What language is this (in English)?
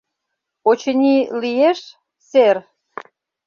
Mari